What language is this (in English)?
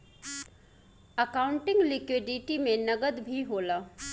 Bhojpuri